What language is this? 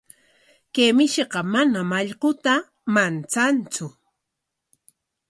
Corongo Ancash Quechua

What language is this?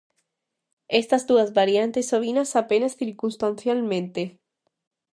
Galician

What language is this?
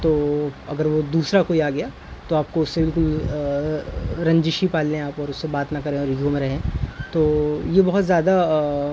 Urdu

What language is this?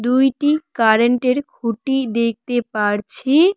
Bangla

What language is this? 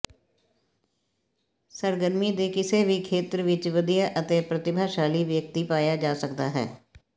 Punjabi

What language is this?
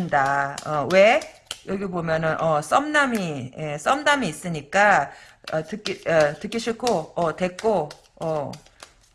Korean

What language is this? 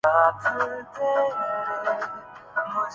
Urdu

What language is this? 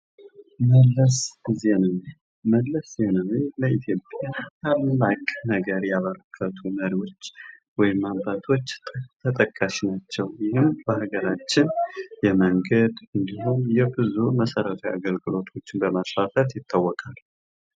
Amharic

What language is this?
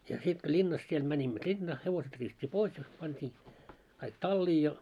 Finnish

